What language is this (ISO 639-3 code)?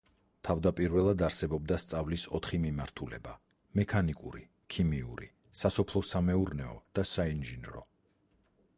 kat